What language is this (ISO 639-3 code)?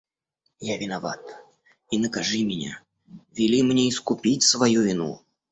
rus